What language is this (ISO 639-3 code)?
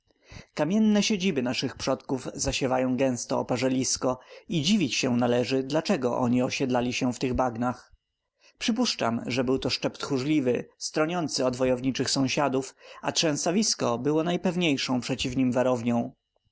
pol